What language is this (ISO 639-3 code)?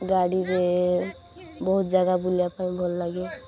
ori